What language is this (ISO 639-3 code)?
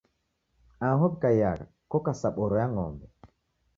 dav